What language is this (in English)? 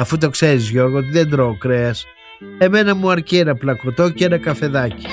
Greek